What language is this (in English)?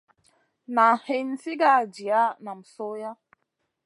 Masana